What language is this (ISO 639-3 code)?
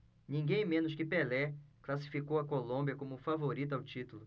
por